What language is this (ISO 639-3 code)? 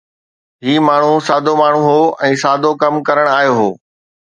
snd